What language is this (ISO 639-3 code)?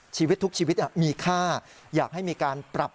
tha